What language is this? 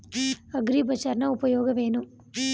Kannada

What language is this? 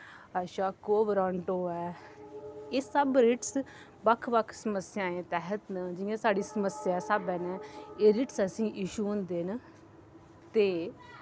Dogri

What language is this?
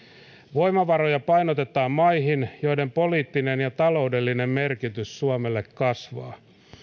Finnish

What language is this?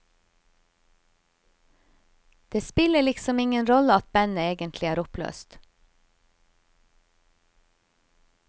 Norwegian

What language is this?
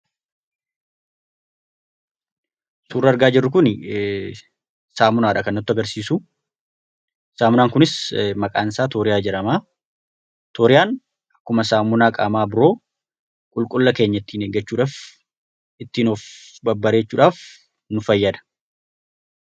Oromo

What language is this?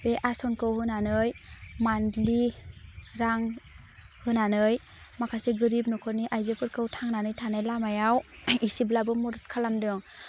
Bodo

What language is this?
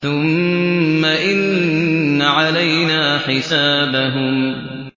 Arabic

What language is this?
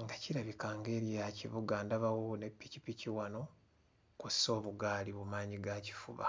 Ganda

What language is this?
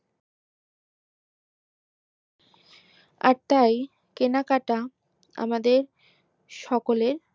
Bangla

